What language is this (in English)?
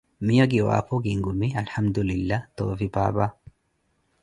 Koti